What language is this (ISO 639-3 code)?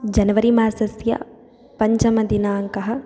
san